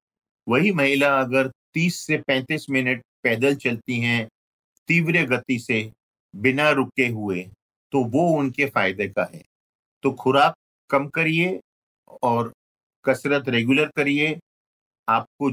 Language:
Hindi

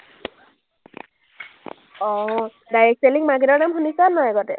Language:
Assamese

